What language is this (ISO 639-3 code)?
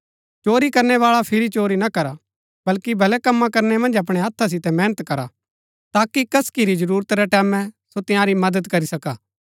gbk